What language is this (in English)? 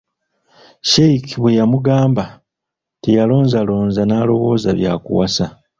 Ganda